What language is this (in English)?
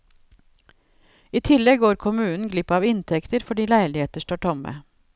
Norwegian